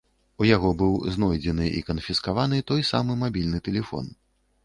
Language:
Belarusian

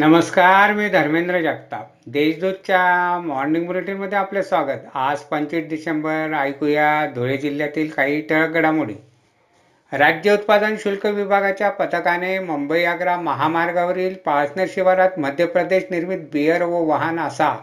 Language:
Marathi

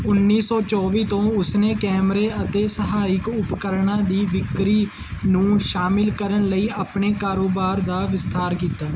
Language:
Punjabi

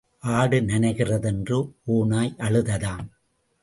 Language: Tamil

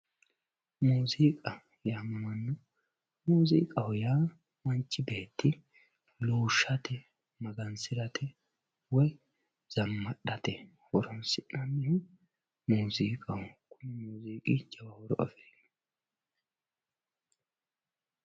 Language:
Sidamo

